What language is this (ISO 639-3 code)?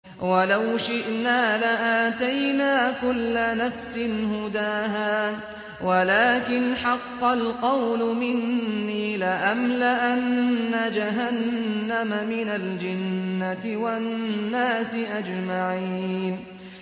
ara